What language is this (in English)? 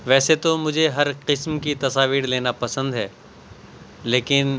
Urdu